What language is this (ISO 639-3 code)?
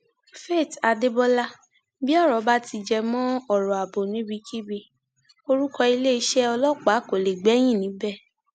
yor